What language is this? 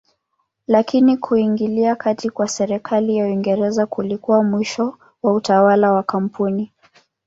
Swahili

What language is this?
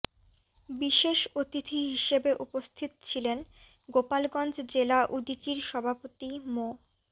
Bangla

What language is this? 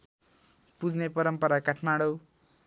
Nepali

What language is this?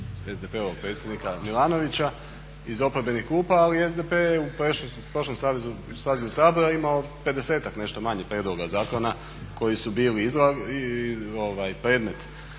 Croatian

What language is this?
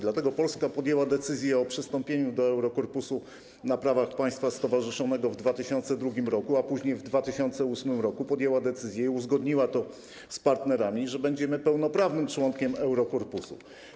Polish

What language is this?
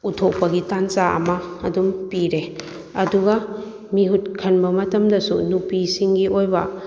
Manipuri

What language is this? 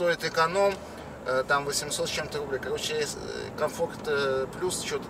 Russian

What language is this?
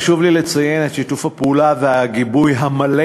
Hebrew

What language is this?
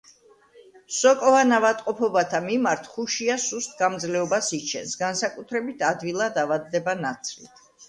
Georgian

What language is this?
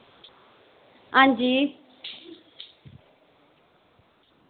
Dogri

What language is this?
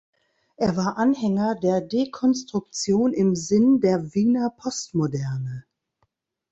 German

